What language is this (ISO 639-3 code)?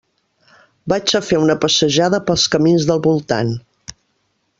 cat